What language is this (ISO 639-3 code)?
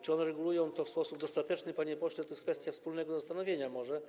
pol